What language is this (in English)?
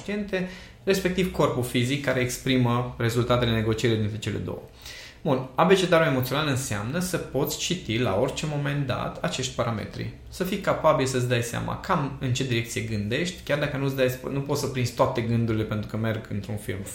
Romanian